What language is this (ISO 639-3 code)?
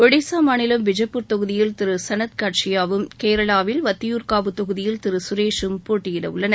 tam